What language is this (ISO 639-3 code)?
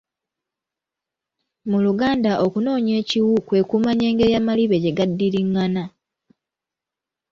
lug